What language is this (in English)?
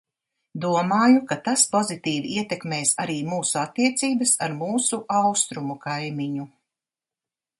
Latvian